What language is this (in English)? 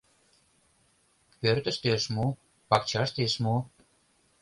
Mari